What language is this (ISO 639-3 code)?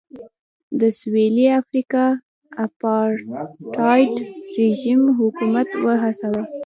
pus